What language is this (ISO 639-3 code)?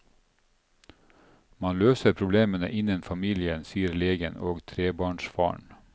nor